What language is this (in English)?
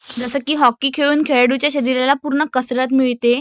Marathi